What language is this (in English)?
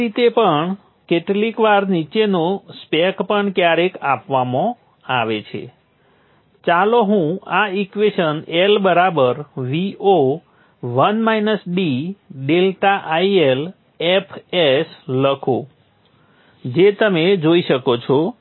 Gujarati